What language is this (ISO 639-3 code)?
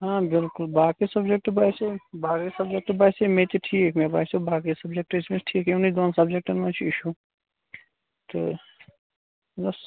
kas